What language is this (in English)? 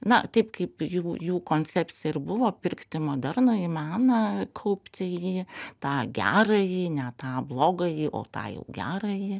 Lithuanian